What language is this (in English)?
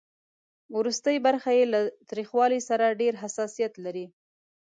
Pashto